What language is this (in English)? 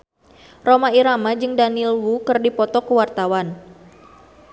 Sundanese